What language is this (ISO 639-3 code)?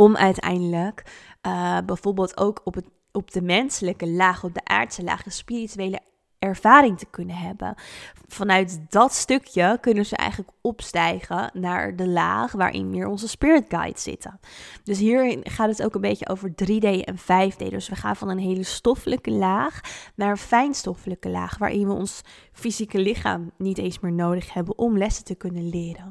nld